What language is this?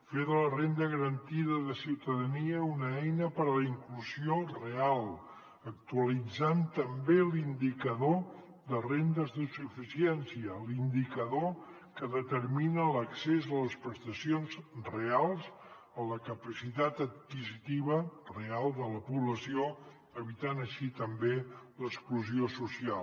Catalan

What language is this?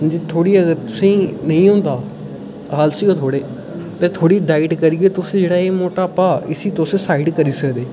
Dogri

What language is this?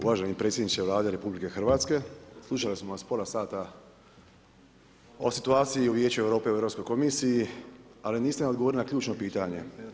Croatian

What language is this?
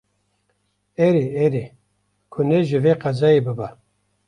Kurdish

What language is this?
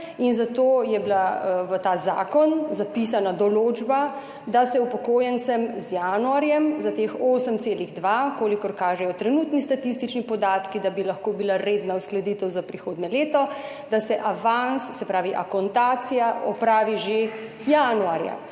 Slovenian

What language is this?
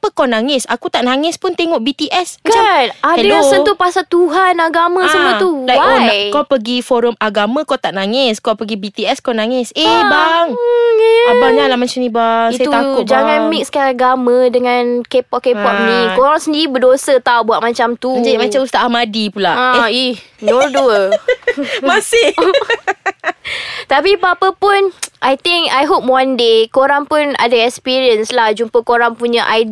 Malay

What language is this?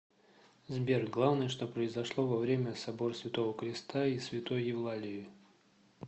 Russian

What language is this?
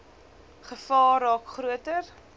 Afrikaans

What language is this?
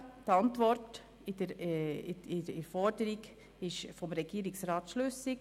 Swiss German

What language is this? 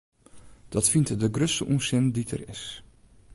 Western Frisian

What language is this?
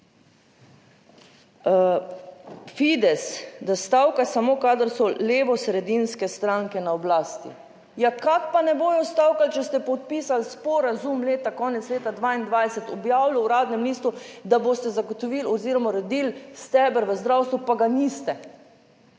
Slovenian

